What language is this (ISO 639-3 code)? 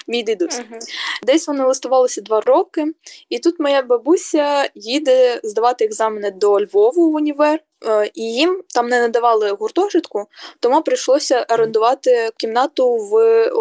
ukr